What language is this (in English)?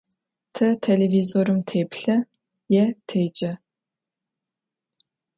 Adyghe